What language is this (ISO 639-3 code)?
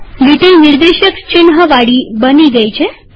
guj